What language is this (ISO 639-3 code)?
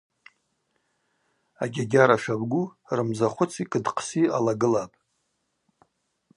abq